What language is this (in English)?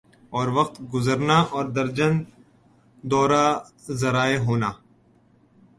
Urdu